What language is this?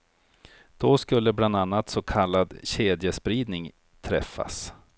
Swedish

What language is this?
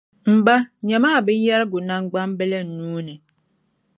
Dagbani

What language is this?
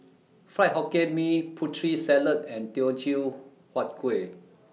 English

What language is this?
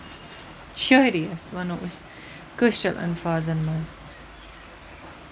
Kashmiri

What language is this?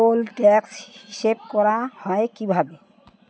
Bangla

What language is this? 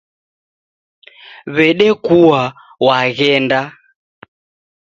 Taita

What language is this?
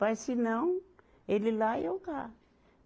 Portuguese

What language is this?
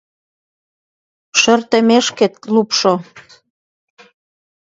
Mari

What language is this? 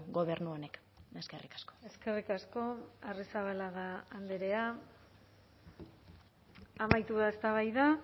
Basque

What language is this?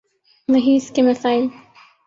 Urdu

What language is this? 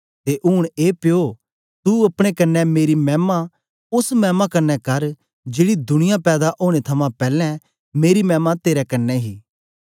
Dogri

